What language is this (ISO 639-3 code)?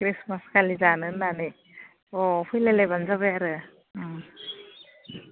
brx